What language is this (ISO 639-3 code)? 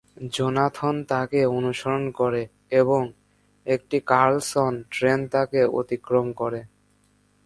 ben